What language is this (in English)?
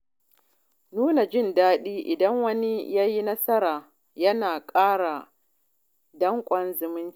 Hausa